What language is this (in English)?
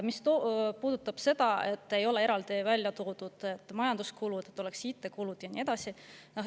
Estonian